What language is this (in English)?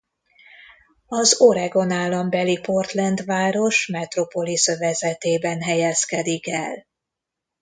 Hungarian